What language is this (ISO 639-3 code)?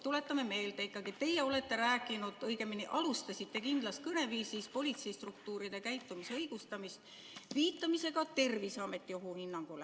est